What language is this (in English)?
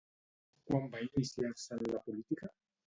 Catalan